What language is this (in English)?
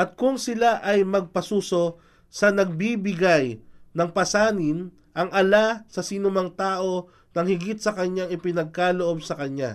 Filipino